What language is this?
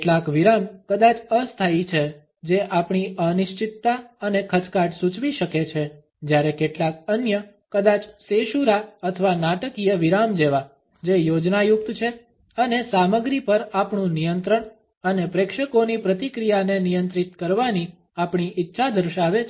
Gujarati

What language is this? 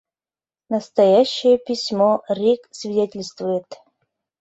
Mari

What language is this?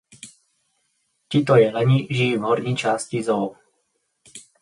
Czech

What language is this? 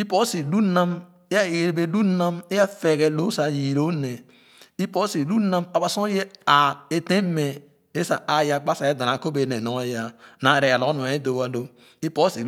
Khana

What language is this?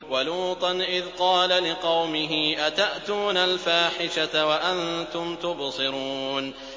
Arabic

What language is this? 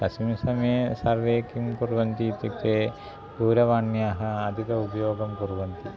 Sanskrit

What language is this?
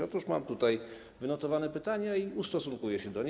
Polish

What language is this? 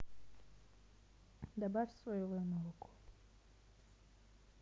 Russian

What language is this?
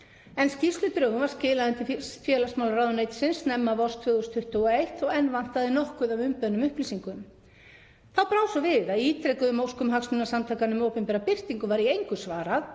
Icelandic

